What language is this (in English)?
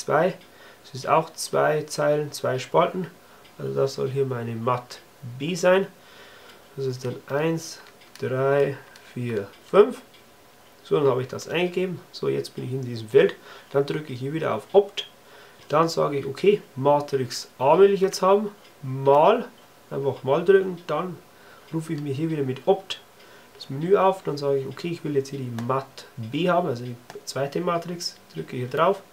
German